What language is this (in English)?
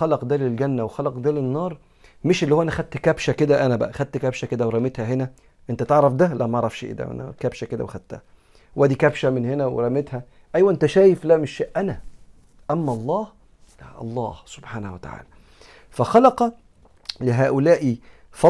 Arabic